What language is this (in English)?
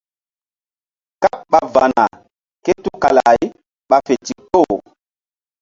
Mbum